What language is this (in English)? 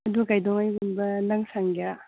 Manipuri